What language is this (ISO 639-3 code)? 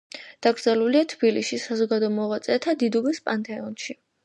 kat